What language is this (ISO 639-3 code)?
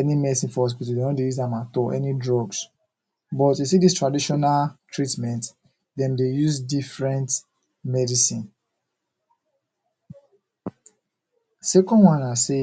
pcm